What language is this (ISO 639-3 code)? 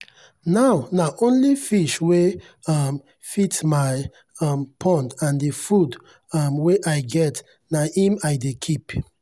pcm